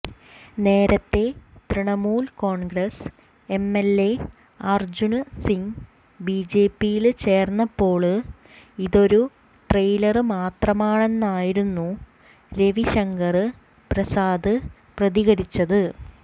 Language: Malayalam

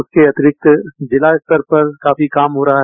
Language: Hindi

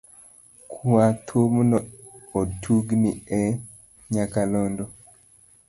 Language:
Luo (Kenya and Tanzania)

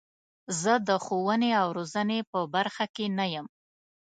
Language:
Pashto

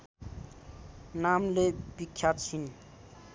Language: Nepali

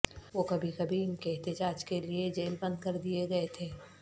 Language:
Urdu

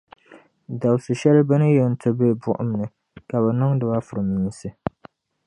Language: Dagbani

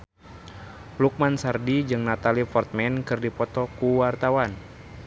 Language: Sundanese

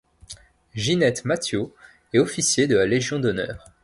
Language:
French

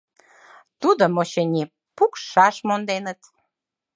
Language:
Mari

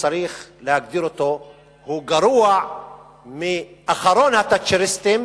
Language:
Hebrew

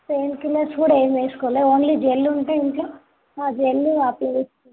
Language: Telugu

